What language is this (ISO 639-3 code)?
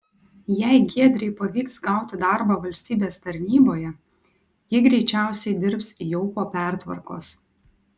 lit